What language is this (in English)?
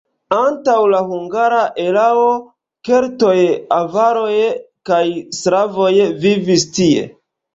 Esperanto